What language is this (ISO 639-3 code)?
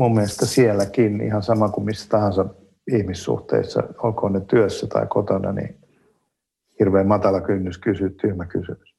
fin